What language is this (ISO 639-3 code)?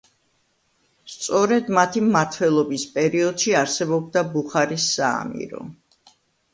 kat